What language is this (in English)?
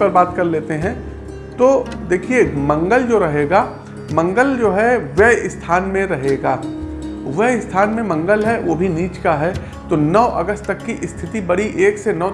Hindi